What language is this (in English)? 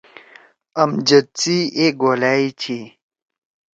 Torwali